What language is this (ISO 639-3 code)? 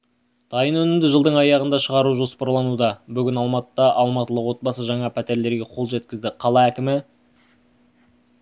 kaz